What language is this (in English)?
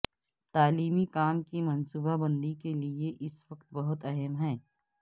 Urdu